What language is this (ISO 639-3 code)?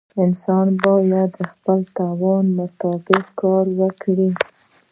pus